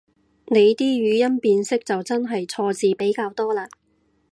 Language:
Cantonese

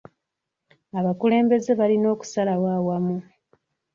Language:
Ganda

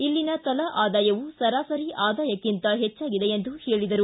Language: Kannada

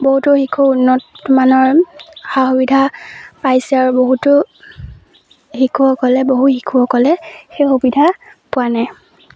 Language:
Assamese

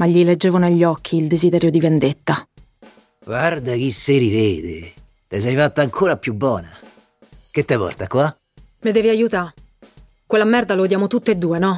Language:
Italian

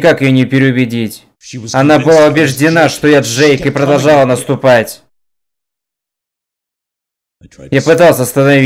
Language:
Russian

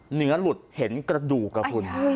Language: Thai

